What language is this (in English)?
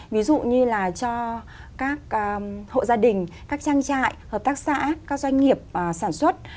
Vietnamese